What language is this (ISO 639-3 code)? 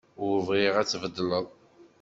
kab